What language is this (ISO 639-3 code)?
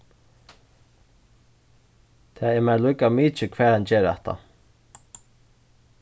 fao